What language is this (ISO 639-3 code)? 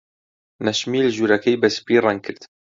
ckb